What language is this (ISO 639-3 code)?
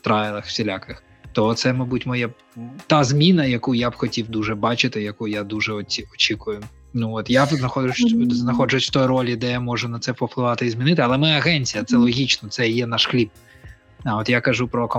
ukr